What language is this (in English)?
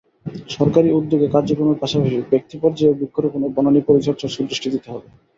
Bangla